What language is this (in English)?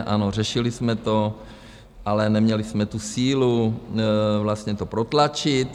Czech